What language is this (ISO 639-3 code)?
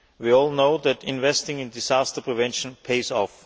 eng